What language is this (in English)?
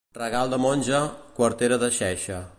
Catalan